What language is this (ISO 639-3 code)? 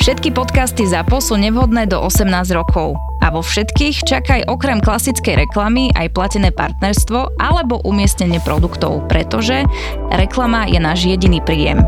slk